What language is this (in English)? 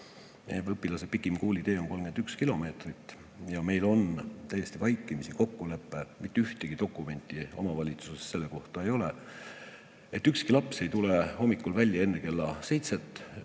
Estonian